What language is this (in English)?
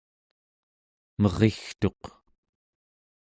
Central Yupik